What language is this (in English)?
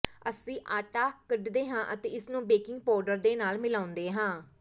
Punjabi